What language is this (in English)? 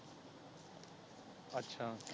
Punjabi